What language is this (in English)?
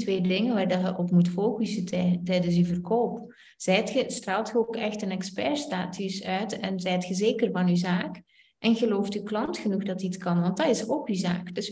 Dutch